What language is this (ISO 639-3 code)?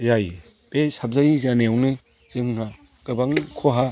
brx